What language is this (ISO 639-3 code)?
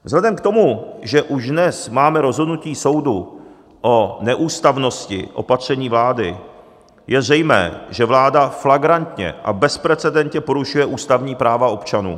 ces